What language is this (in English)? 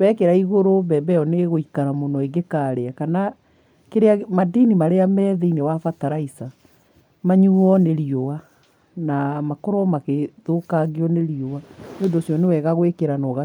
Kikuyu